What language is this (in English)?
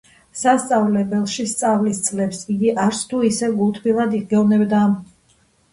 Georgian